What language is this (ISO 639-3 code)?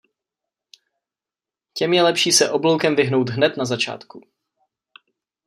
ces